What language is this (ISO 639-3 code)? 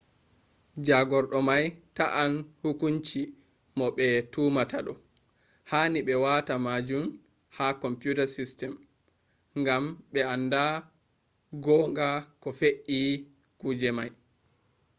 ful